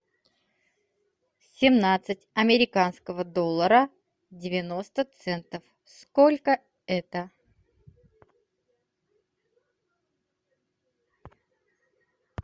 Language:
Russian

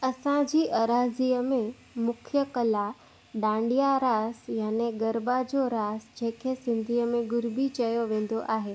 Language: Sindhi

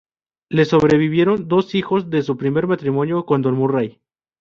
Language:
Spanish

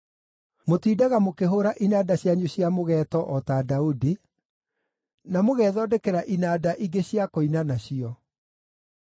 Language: Kikuyu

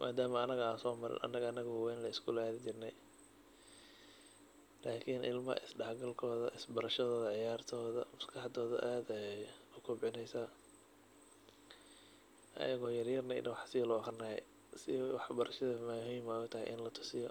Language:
Somali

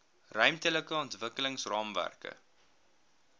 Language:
Afrikaans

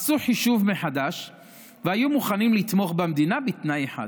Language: Hebrew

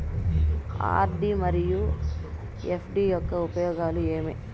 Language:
Telugu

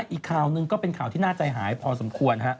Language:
Thai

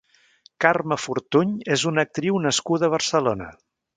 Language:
Catalan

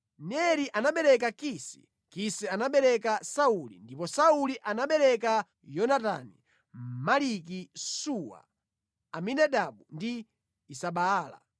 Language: Nyanja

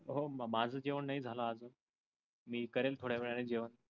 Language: Marathi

